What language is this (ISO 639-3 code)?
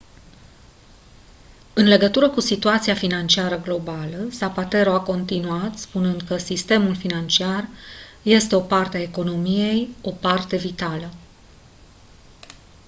ron